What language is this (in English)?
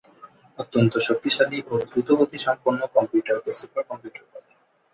Bangla